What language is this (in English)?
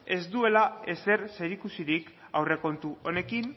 Basque